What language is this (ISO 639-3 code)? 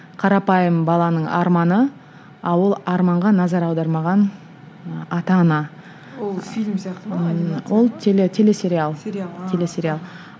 kaz